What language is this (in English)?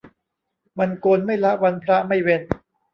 Thai